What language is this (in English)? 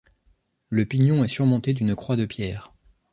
French